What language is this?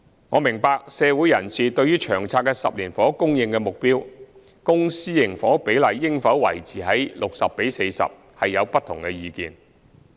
Cantonese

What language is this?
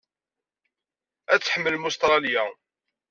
Kabyle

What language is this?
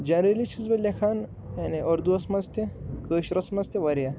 Kashmiri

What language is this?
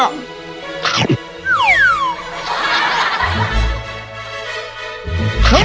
Thai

